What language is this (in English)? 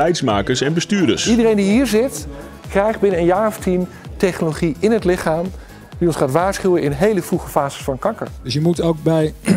Dutch